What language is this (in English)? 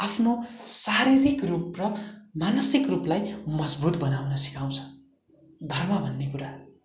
Nepali